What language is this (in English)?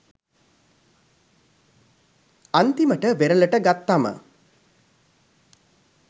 Sinhala